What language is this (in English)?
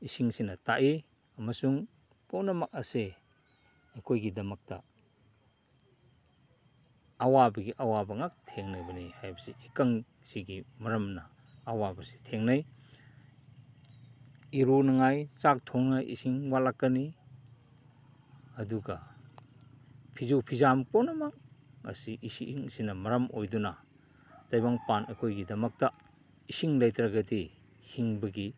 Manipuri